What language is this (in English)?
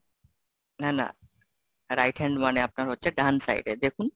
Bangla